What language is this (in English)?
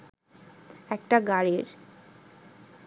Bangla